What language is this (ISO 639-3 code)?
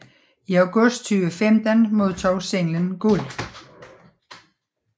dan